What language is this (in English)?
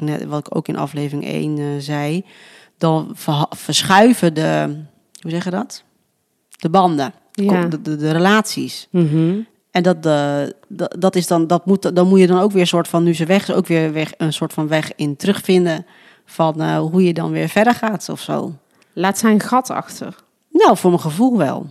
Dutch